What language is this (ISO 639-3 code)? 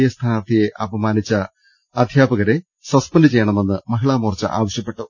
mal